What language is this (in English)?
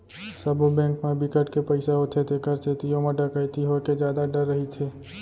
Chhattisgarhi